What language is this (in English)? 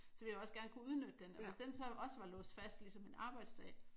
Danish